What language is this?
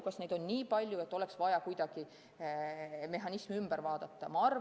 Estonian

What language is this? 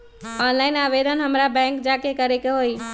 Magahi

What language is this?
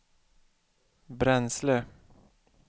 Swedish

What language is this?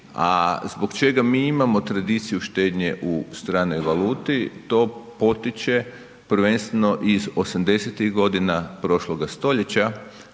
Croatian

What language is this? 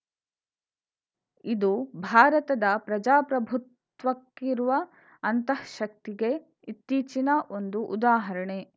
Kannada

